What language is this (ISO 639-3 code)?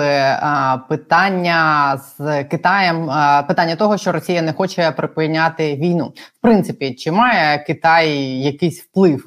ukr